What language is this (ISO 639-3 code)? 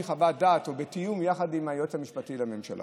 heb